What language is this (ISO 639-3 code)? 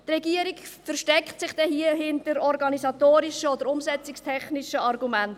gsw